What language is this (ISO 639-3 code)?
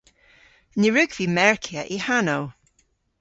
cor